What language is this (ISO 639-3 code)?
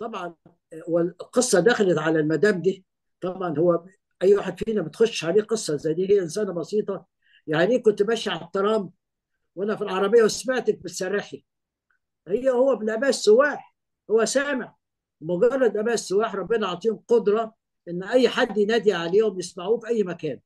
ara